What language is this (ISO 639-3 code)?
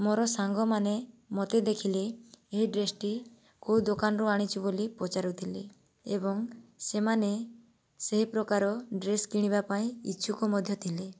ori